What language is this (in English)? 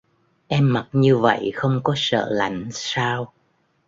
Vietnamese